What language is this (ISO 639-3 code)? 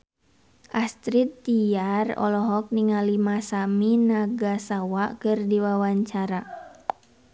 sun